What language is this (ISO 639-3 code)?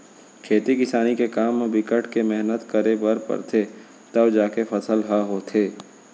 hne